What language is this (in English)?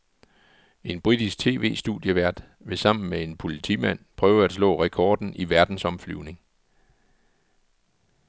Danish